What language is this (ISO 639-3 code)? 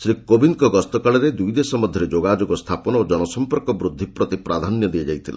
ori